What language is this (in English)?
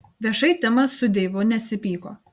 Lithuanian